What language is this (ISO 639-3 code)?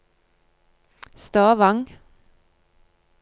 nor